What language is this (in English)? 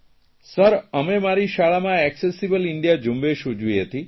Gujarati